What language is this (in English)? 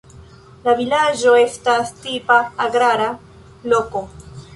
Esperanto